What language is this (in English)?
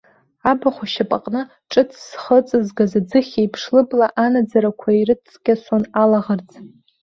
Abkhazian